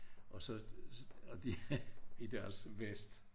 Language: Danish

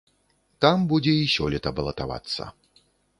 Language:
Belarusian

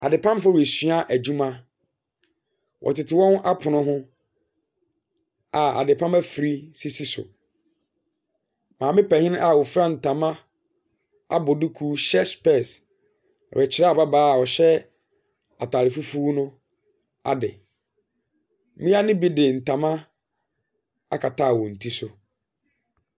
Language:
Akan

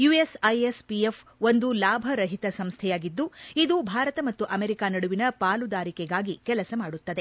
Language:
Kannada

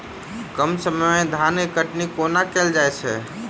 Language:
Maithili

